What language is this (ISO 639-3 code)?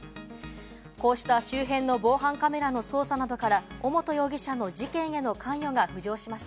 jpn